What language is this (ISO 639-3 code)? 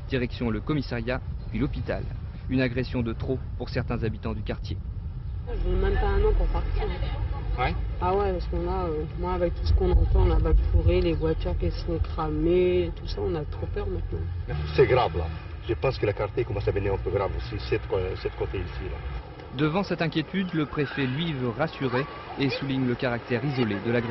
fra